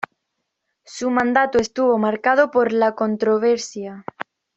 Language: Spanish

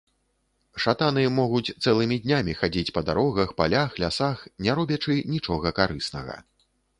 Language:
Belarusian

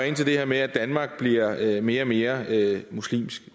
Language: Danish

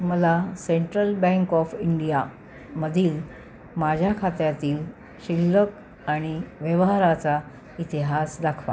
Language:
Marathi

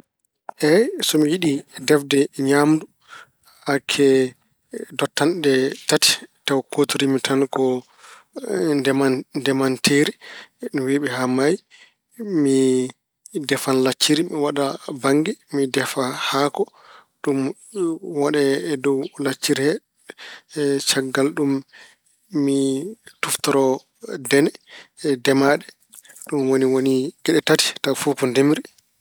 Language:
Fula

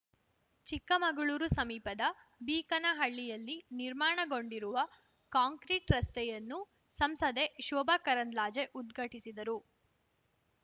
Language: Kannada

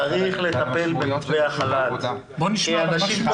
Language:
Hebrew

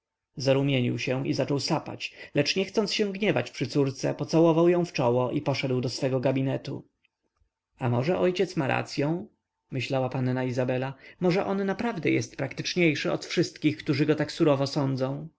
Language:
Polish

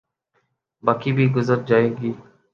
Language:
Urdu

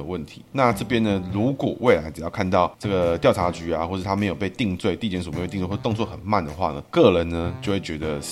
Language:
Chinese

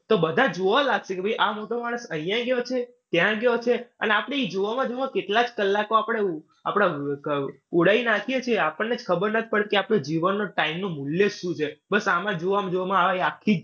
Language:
Gujarati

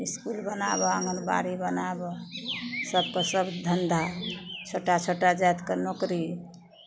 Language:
Maithili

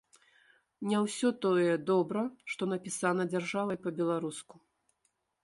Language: Belarusian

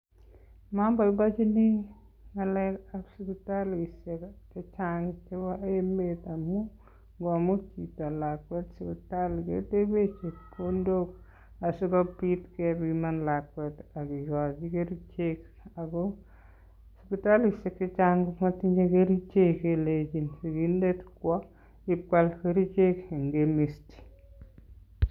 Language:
Kalenjin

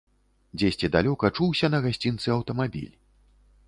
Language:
Belarusian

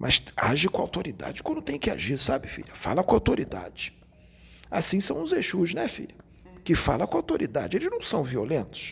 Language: Portuguese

